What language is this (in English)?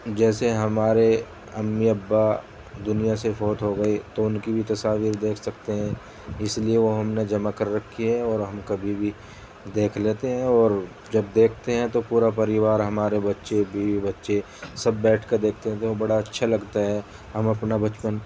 Urdu